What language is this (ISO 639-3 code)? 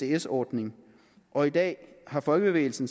dan